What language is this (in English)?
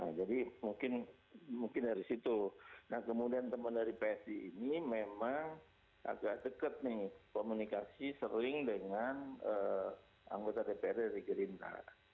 Indonesian